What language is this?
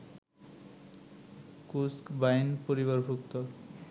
Bangla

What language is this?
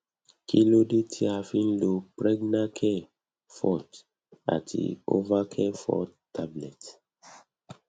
Yoruba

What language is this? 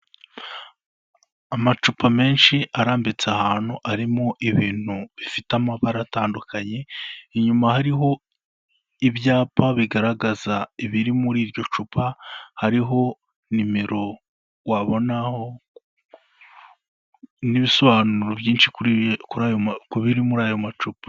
Kinyarwanda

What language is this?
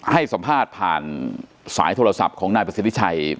Thai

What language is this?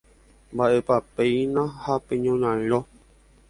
Guarani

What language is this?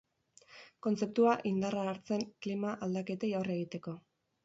Basque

